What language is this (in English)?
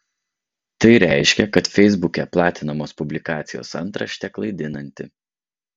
Lithuanian